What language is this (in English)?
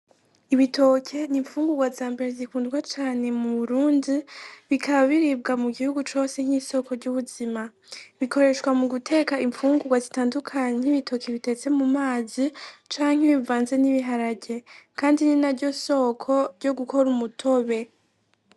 Rundi